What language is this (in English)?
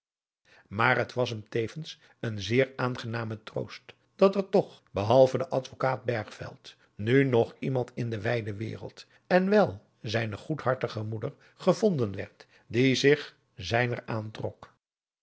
Dutch